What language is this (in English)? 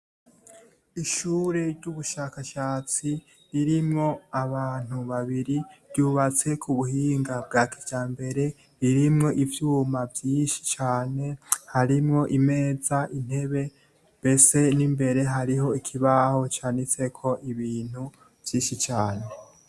Rundi